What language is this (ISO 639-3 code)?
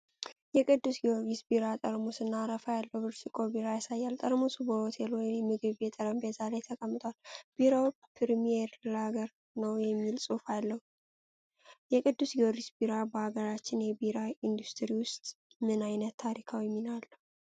amh